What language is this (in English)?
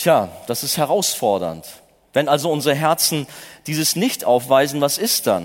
German